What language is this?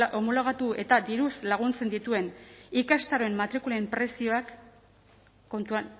Basque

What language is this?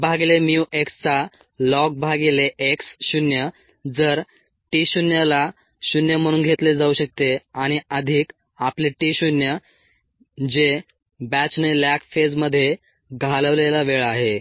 Marathi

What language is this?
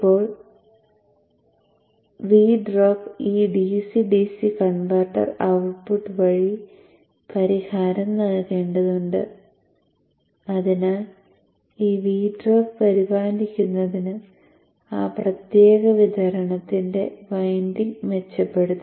Malayalam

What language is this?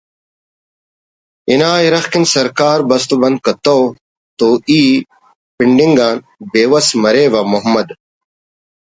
Brahui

